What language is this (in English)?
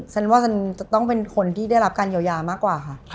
Thai